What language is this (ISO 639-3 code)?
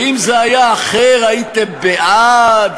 heb